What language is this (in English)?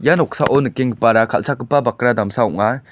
Garo